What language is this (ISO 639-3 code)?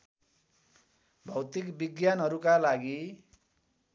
nep